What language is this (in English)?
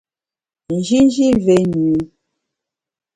Bamun